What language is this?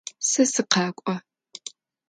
Adyghe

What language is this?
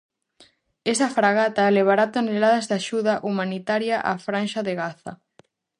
Galician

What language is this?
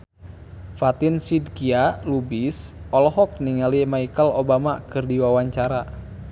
Sundanese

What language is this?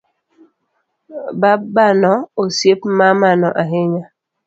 Luo (Kenya and Tanzania)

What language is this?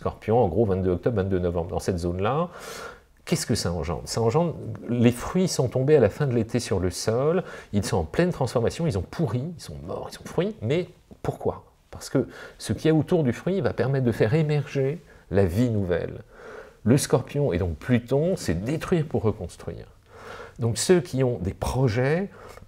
French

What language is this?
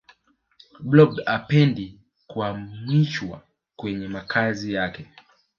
Swahili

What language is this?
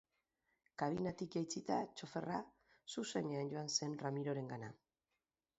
Basque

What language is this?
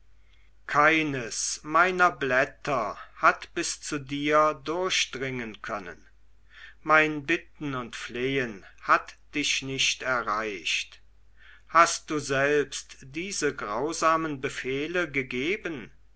German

